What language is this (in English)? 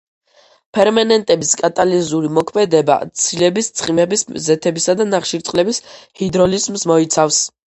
Georgian